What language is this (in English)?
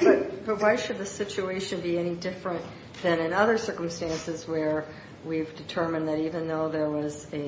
English